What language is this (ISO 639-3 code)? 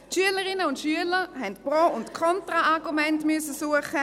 gsw